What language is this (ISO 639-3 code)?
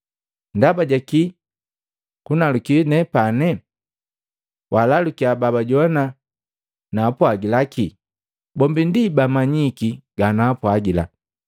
mgv